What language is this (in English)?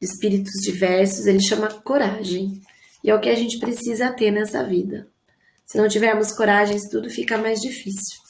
Portuguese